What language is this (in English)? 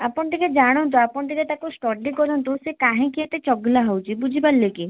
Odia